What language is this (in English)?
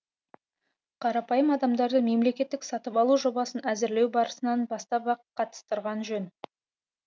Kazakh